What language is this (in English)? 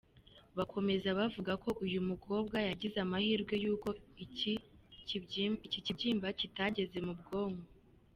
Kinyarwanda